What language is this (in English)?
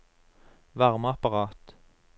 Norwegian